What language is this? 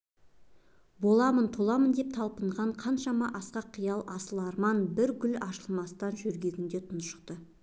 Kazakh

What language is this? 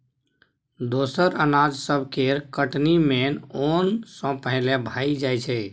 Maithili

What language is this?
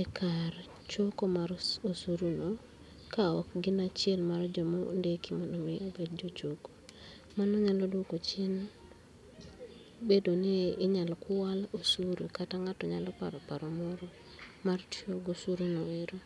Luo (Kenya and Tanzania)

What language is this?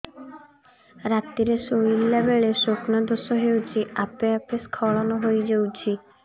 Odia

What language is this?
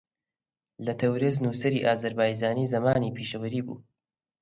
Central Kurdish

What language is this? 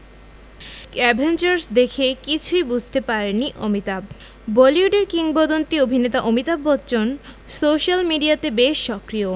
Bangla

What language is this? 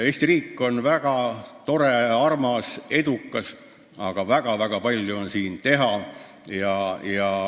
Estonian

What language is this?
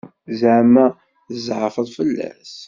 Kabyle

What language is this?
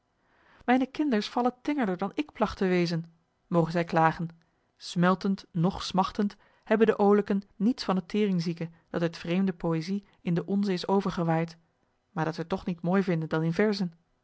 Dutch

